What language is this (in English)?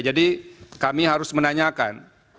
Indonesian